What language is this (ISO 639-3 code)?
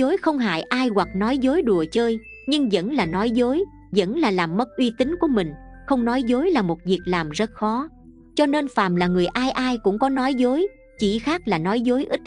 vie